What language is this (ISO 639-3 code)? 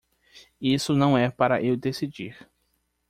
por